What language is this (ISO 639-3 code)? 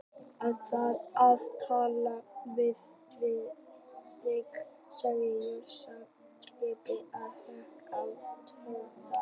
isl